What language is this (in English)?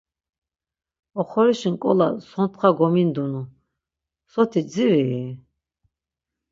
Laz